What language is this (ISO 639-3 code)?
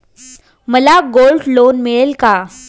mar